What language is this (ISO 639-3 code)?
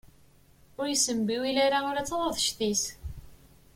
kab